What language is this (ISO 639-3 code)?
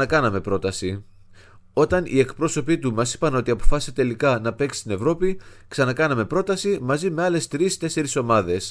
ell